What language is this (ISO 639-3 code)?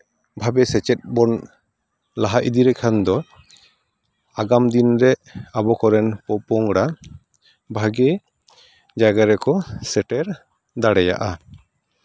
sat